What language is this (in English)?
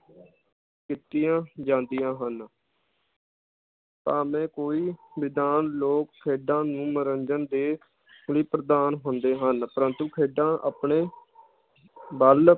Punjabi